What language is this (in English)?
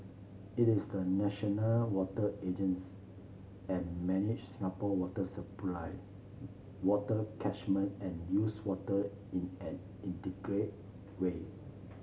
English